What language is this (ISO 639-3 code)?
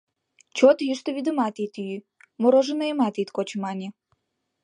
chm